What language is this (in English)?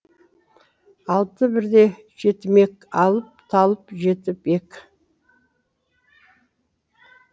Kazakh